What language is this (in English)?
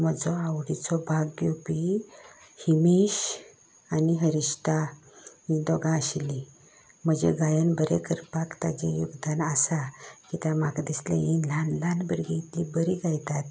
Konkani